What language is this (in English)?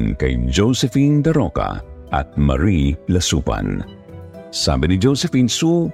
Filipino